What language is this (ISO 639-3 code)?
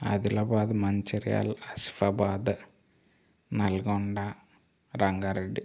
tel